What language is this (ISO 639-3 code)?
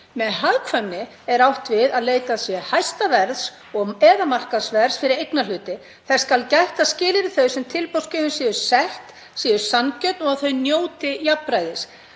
isl